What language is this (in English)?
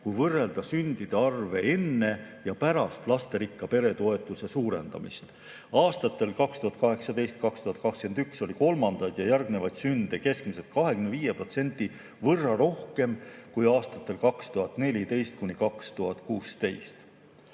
Estonian